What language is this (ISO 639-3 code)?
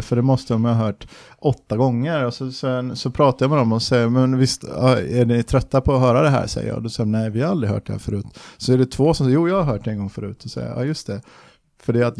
swe